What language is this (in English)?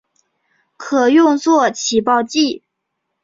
Chinese